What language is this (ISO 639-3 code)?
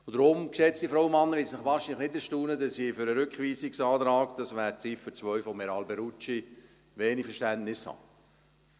gsw